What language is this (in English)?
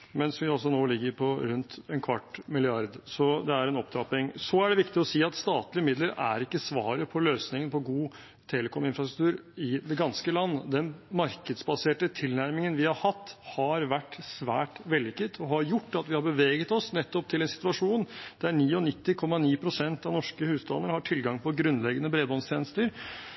Norwegian Bokmål